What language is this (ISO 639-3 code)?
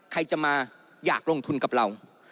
tha